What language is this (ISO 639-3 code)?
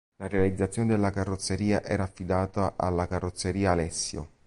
ita